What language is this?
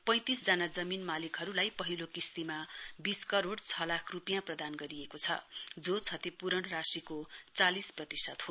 Nepali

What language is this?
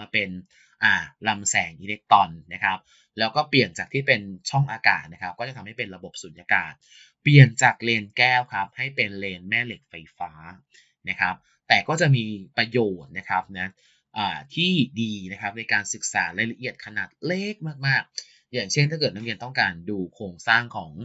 Thai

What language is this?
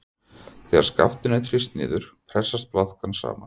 Icelandic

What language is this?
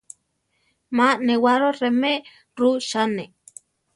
Central Tarahumara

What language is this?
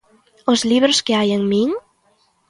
Galician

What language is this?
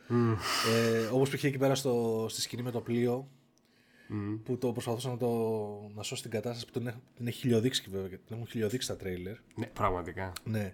Greek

